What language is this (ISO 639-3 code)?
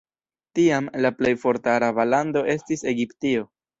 epo